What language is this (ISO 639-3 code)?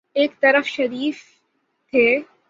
urd